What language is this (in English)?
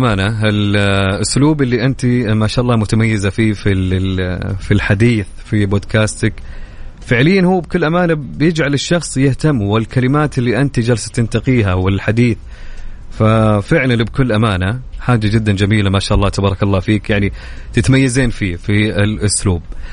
Arabic